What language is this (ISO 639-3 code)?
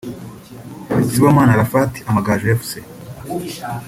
kin